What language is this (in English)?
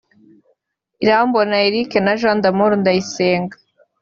Kinyarwanda